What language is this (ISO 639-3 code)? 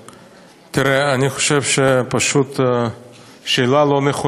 heb